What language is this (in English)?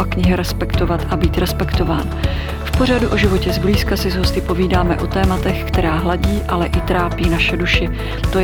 Czech